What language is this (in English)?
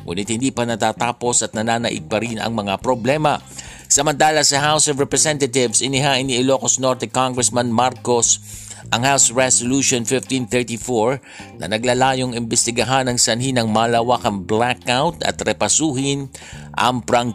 Filipino